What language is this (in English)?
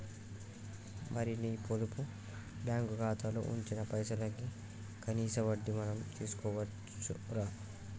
Telugu